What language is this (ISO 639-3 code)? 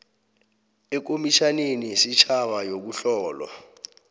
nbl